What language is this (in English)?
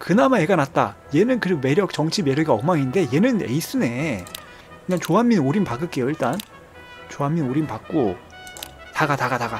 Korean